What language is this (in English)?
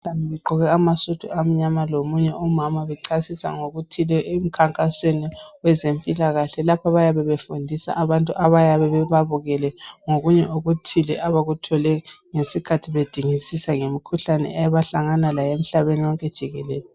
North Ndebele